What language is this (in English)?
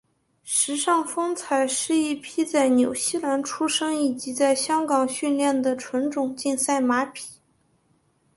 Chinese